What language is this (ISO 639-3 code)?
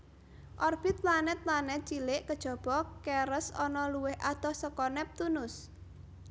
jav